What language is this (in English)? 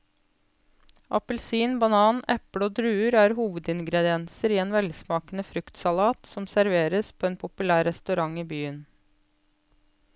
Norwegian